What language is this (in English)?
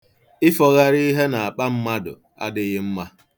Igbo